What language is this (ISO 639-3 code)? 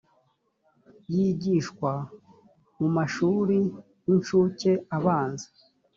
kin